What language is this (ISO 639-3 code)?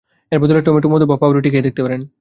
ben